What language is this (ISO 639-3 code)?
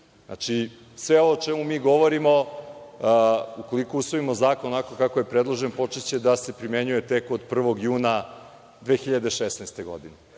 srp